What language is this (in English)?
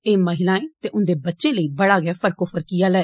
Dogri